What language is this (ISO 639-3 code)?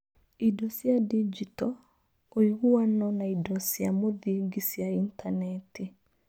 kik